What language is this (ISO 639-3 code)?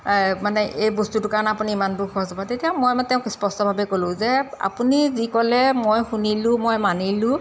asm